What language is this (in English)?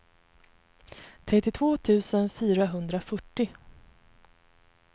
Swedish